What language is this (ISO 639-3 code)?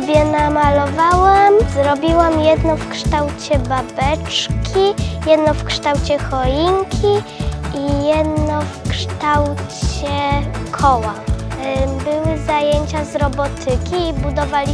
pol